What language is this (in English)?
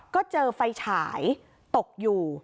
Thai